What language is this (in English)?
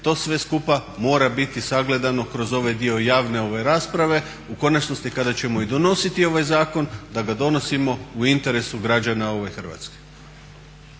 Croatian